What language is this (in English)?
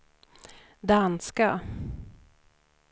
Swedish